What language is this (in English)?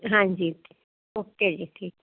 Punjabi